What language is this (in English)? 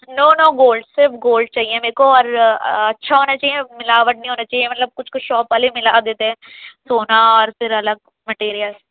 Urdu